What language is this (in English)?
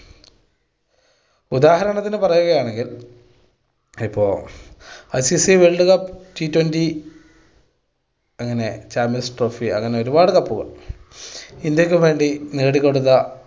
Malayalam